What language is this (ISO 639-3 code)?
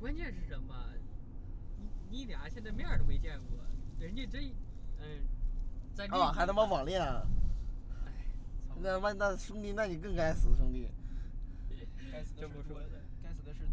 zho